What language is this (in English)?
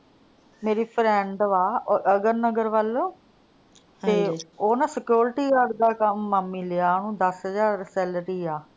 Punjabi